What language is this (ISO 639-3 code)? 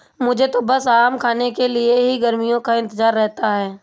hin